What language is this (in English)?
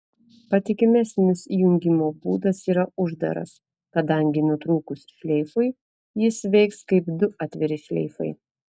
Lithuanian